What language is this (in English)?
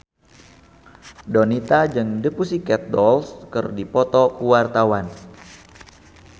Sundanese